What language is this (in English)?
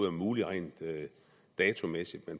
Danish